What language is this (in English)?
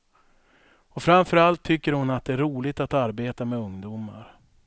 Swedish